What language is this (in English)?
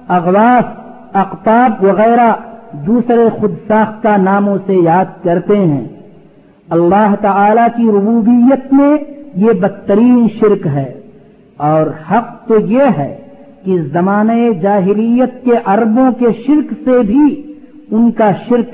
Urdu